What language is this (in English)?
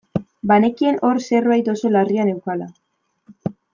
Basque